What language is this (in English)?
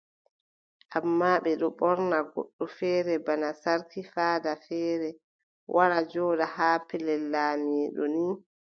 Adamawa Fulfulde